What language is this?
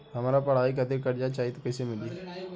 Bhojpuri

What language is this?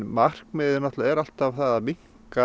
Icelandic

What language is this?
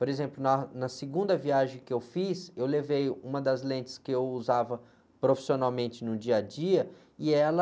Portuguese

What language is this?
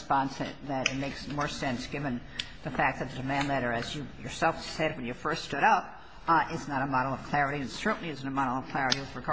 English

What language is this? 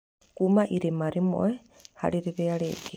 Kikuyu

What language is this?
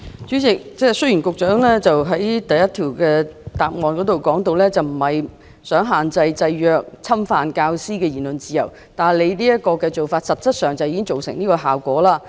Cantonese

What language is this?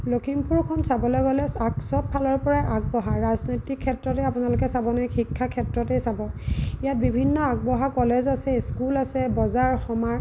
Assamese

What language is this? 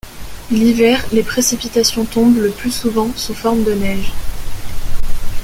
French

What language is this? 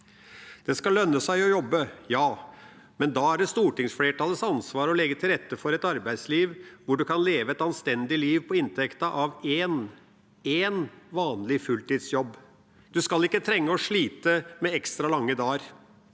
Norwegian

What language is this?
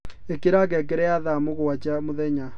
Kikuyu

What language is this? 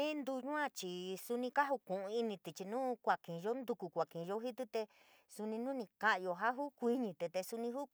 San Miguel El Grande Mixtec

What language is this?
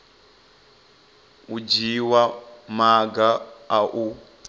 Venda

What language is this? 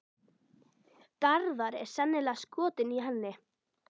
Icelandic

